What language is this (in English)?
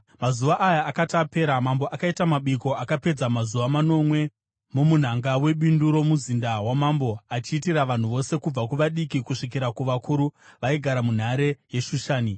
Shona